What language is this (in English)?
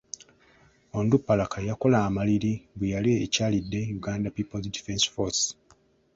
Ganda